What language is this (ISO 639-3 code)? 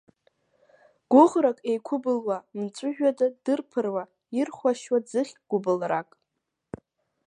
abk